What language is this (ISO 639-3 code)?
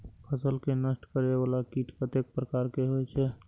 mai